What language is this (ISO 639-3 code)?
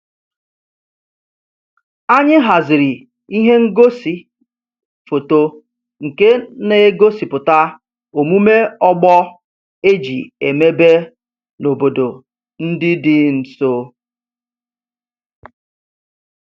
ibo